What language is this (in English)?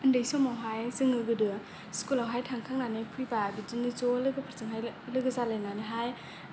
Bodo